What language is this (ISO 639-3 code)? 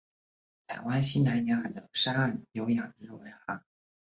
zho